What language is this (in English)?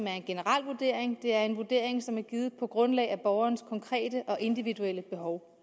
Danish